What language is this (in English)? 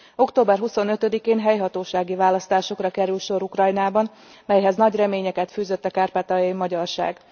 Hungarian